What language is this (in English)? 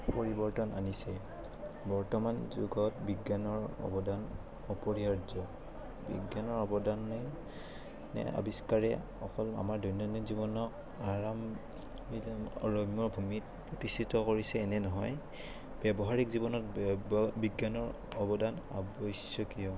Assamese